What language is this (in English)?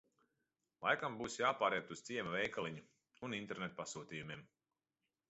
Latvian